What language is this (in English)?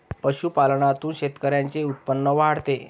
Marathi